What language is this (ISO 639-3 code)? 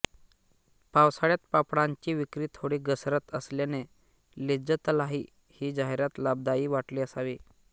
mar